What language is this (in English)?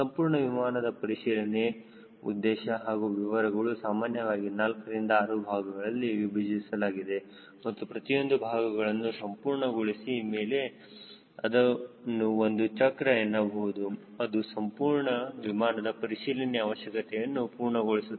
Kannada